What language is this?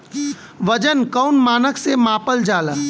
Bhojpuri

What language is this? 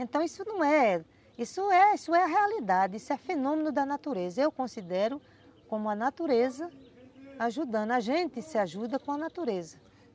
Portuguese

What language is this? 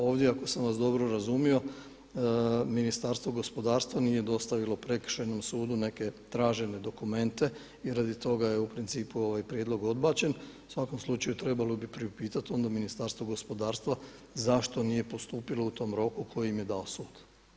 Croatian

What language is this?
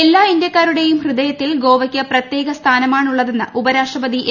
Malayalam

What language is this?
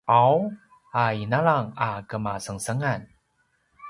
Paiwan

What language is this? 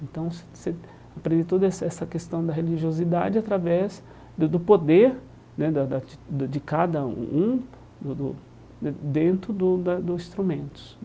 Portuguese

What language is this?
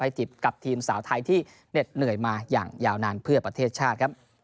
Thai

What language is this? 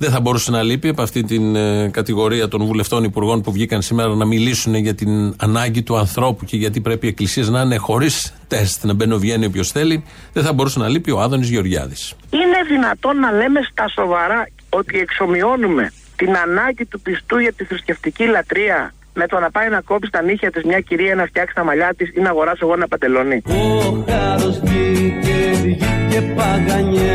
Greek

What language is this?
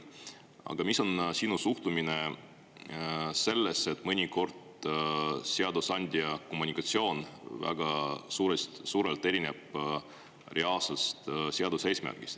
Estonian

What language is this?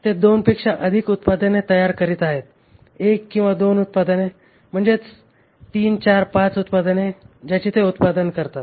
Marathi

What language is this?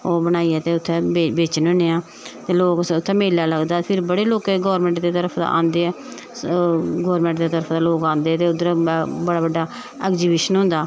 Dogri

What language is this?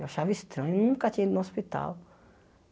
Portuguese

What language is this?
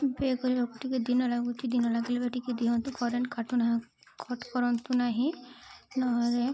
Odia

